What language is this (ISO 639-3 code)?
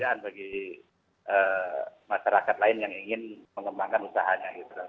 ind